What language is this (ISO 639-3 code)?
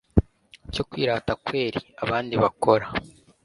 kin